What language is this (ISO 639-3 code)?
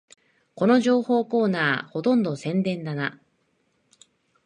jpn